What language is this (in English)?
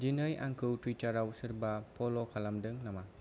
Bodo